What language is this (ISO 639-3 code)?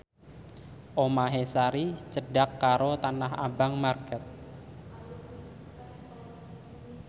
jav